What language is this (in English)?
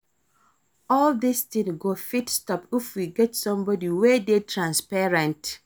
Nigerian Pidgin